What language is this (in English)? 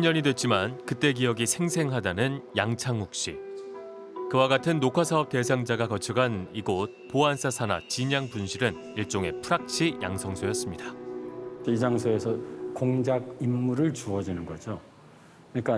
Korean